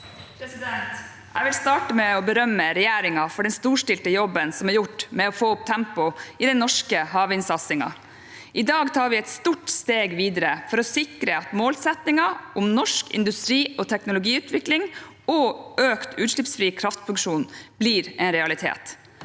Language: Norwegian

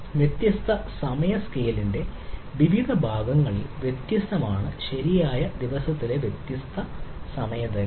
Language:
Malayalam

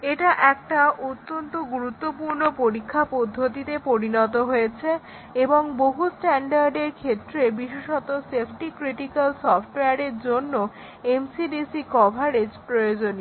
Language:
Bangla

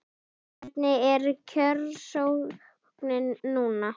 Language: Icelandic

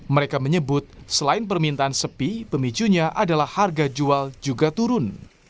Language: Indonesian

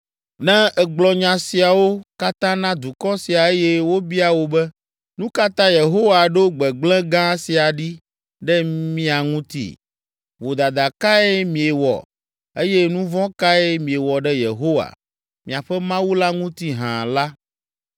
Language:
Ewe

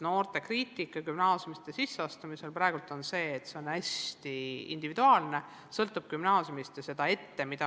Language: Estonian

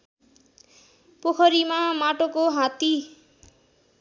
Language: Nepali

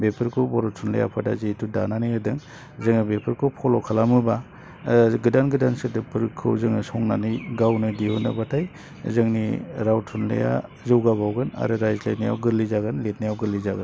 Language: Bodo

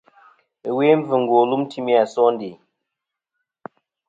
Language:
Kom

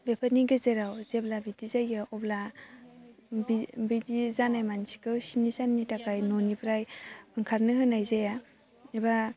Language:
Bodo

